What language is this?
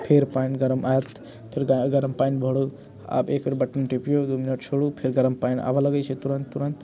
Maithili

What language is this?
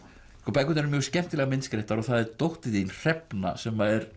Icelandic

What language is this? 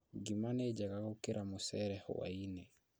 Kikuyu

